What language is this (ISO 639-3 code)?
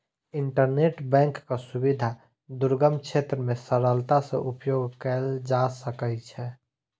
mai